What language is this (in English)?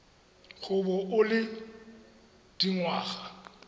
Tswana